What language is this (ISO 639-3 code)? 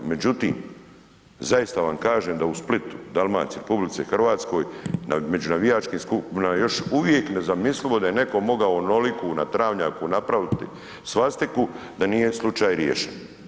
hrv